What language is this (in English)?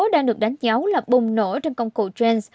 Vietnamese